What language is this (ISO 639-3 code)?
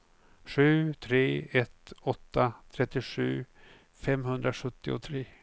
swe